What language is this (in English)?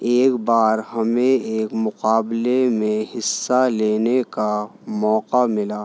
Urdu